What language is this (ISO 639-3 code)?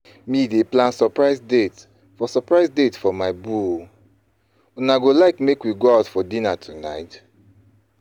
pcm